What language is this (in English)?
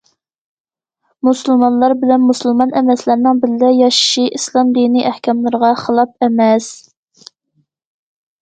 Uyghur